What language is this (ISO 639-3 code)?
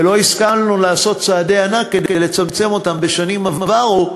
heb